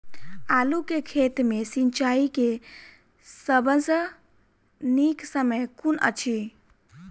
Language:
Maithili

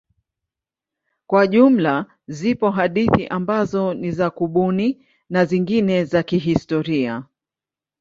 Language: Swahili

